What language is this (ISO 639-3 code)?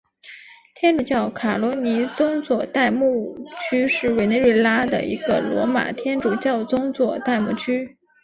zho